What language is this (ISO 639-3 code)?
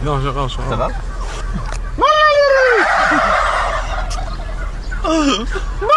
eng